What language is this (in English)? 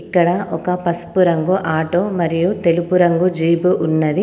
Telugu